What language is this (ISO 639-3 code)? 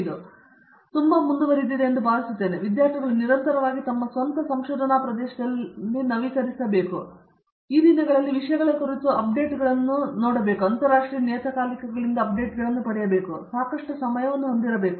kan